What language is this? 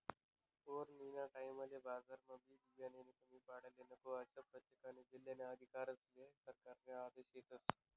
Marathi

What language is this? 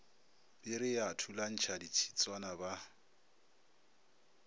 Northern Sotho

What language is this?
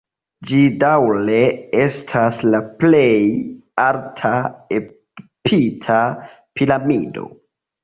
Esperanto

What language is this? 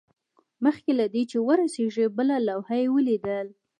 Pashto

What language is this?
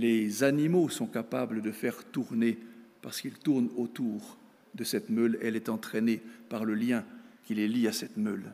French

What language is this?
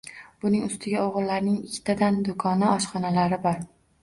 Uzbek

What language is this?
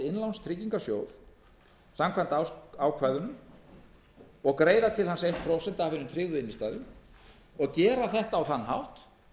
Icelandic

